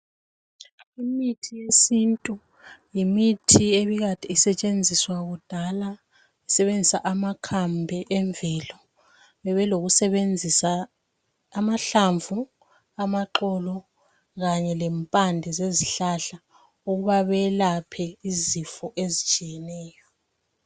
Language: North Ndebele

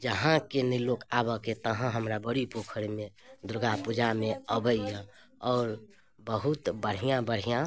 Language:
Maithili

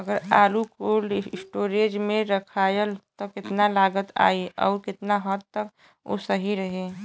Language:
Bhojpuri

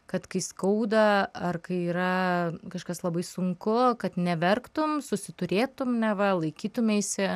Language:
Lithuanian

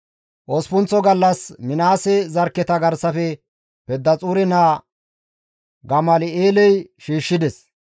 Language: Gamo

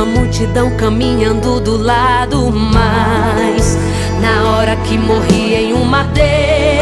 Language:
Portuguese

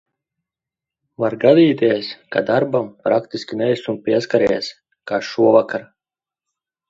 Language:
Latvian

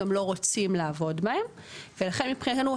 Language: Hebrew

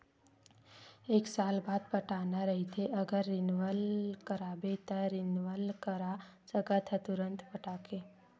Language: Chhattisgarhi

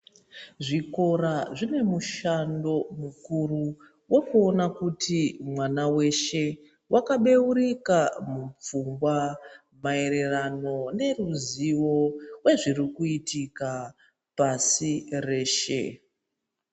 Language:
Ndau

